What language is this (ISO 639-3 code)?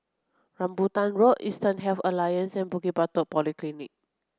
eng